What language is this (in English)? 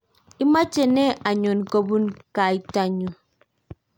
Kalenjin